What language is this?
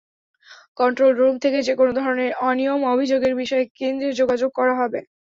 Bangla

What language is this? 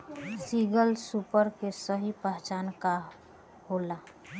Bhojpuri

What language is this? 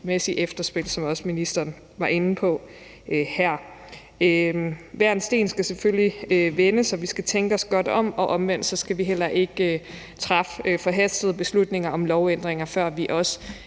Danish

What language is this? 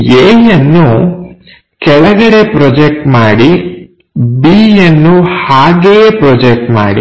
Kannada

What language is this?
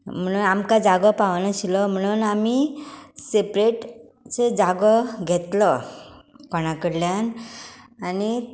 Konkani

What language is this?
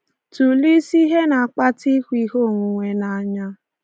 Igbo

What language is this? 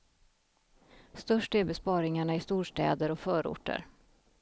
Swedish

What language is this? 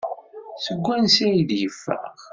Kabyle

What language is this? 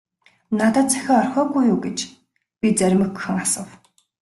Mongolian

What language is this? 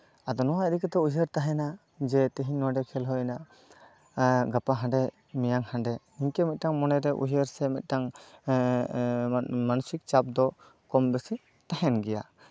Santali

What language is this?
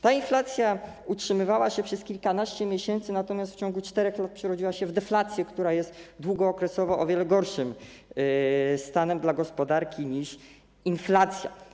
Polish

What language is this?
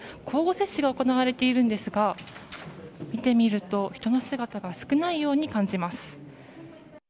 Japanese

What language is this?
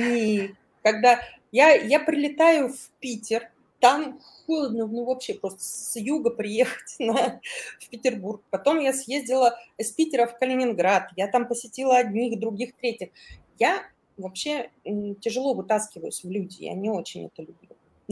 Russian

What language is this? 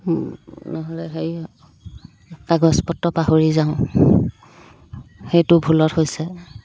Assamese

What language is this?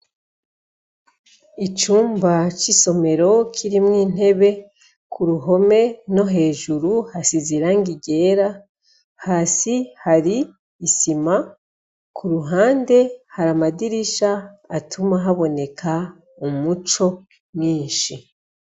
Rundi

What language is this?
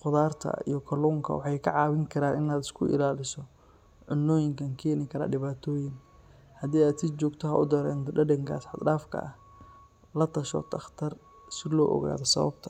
Somali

